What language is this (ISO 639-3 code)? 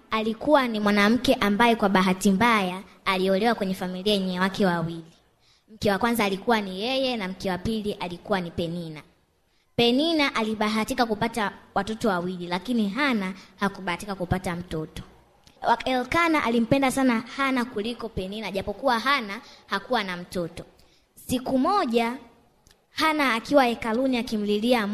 swa